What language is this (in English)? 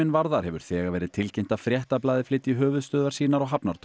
Icelandic